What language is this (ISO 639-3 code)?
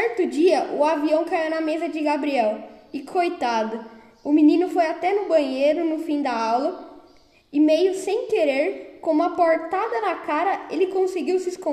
por